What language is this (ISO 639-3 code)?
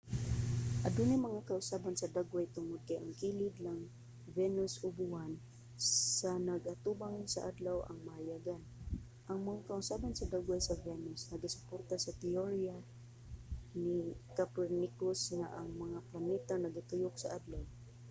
ceb